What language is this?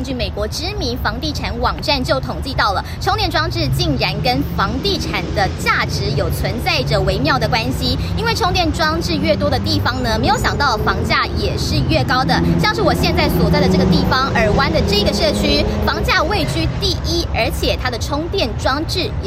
Chinese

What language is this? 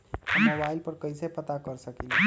Magahi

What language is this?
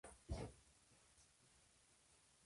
Spanish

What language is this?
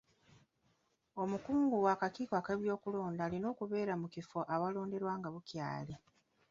Ganda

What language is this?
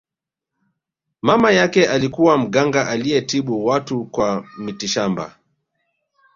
Swahili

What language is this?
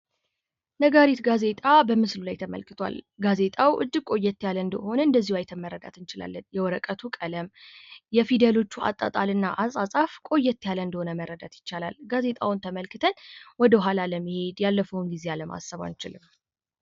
Amharic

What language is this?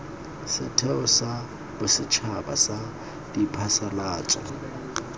Tswana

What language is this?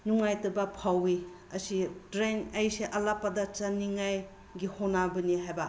Manipuri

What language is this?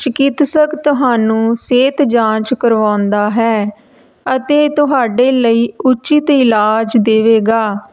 Punjabi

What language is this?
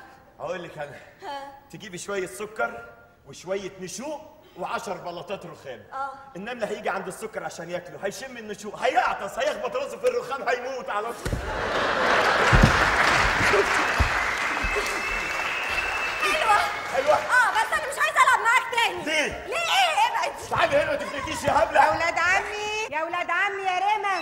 Arabic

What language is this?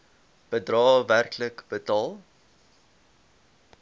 Afrikaans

